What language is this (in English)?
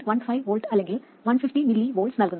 Malayalam